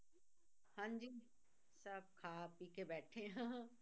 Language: Punjabi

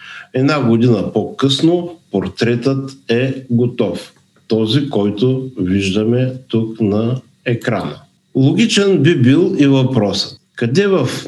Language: Bulgarian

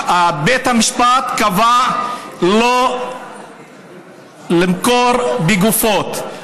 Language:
Hebrew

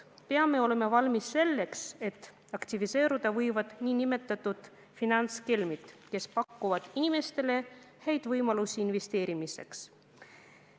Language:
Estonian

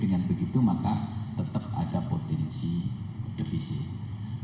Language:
Indonesian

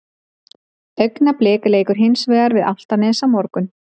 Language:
Icelandic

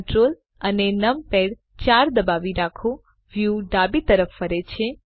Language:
Gujarati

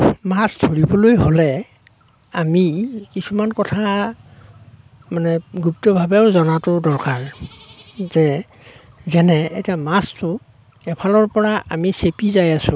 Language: Assamese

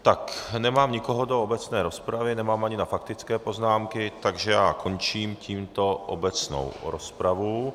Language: Czech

